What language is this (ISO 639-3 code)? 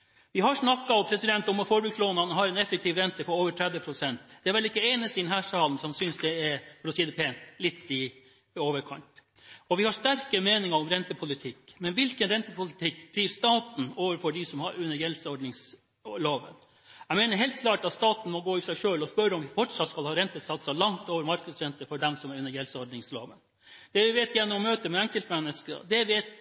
nob